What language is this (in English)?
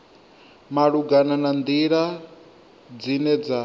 Venda